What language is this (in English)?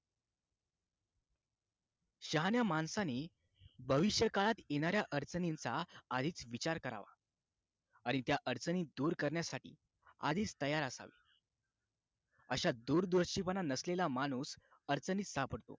Marathi